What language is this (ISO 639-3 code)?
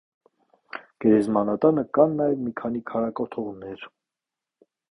hye